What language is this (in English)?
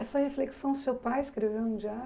Portuguese